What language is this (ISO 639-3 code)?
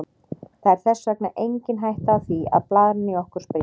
isl